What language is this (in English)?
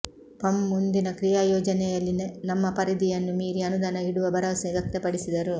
Kannada